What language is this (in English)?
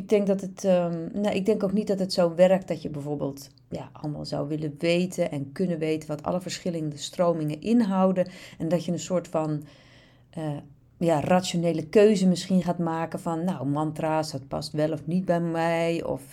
Dutch